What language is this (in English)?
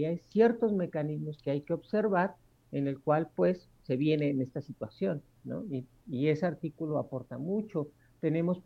Spanish